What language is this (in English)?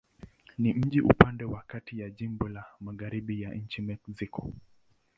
Swahili